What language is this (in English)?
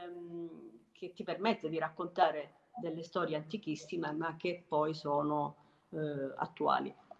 Italian